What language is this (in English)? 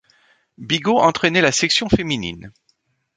French